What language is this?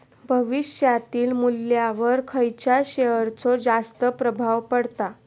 Marathi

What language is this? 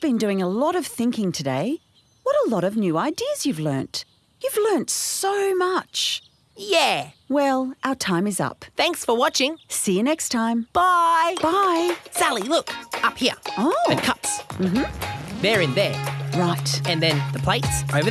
English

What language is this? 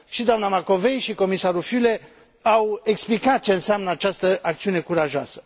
Romanian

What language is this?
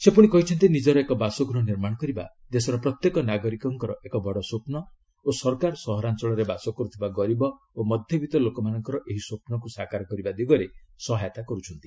Odia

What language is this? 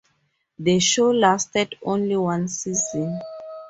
English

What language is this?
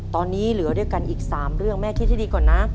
Thai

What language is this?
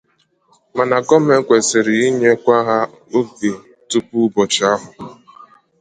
Igbo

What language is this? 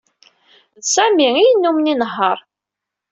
Kabyle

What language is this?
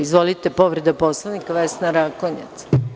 Serbian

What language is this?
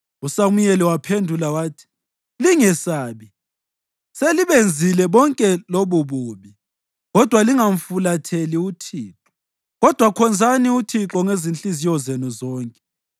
North Ndebele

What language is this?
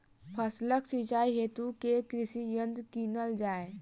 Maithili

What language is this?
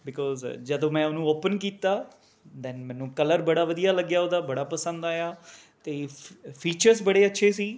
Punjabi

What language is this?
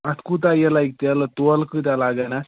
Kashmiri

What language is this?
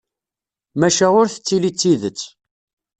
Kabyle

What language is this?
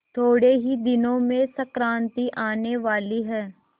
Hindi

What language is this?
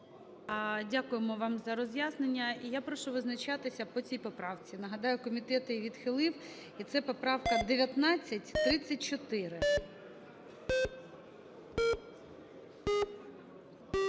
Ukrainian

